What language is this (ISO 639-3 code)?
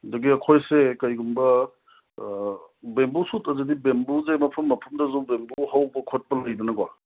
mni